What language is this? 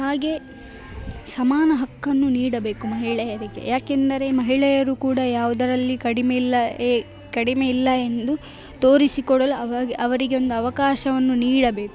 Kannada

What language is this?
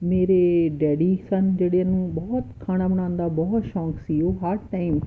Punjabi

